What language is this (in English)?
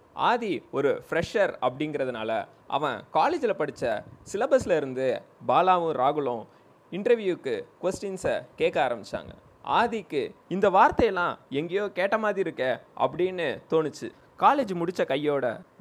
Tamil